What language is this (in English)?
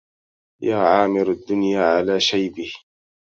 Arabic